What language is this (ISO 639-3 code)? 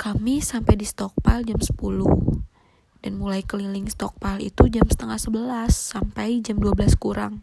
ind